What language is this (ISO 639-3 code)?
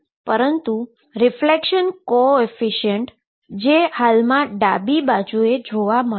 guj